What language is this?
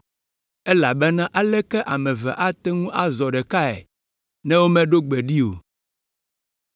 Ewe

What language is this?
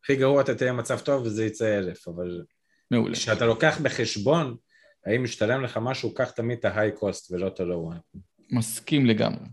Hebrew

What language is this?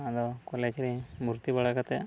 Santali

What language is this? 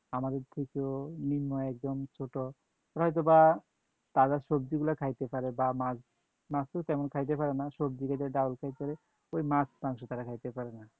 Bangla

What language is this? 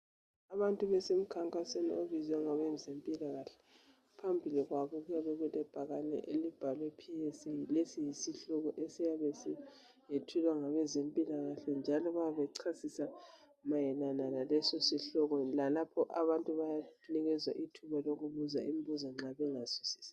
North Ndebele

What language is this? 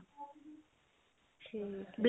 Punjabi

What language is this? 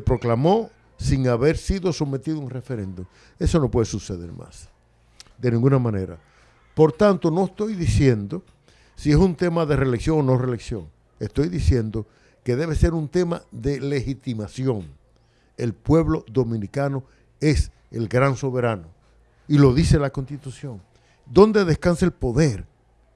Spanish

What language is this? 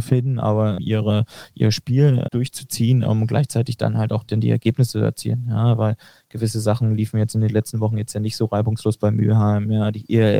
German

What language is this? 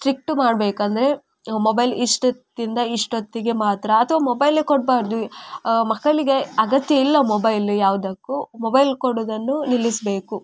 Kannada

